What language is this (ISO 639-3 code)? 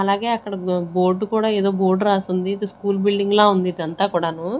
tel